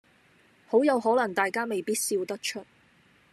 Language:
Cantonese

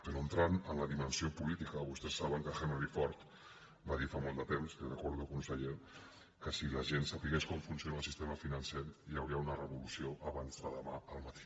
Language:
Catalan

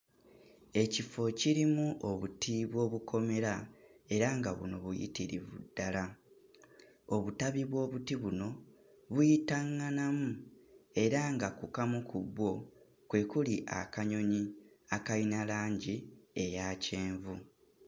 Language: Ganda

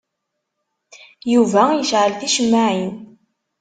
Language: Kabyle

